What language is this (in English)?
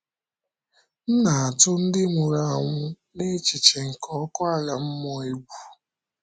Igbo